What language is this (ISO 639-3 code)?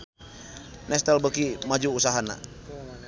sun